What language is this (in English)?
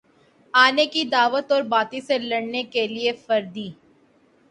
Urdu